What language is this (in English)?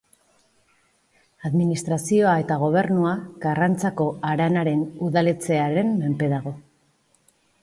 Basque